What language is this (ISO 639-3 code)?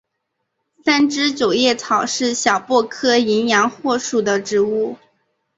zho